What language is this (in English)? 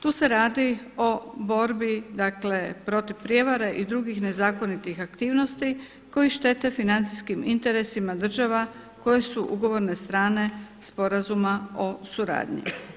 Croatian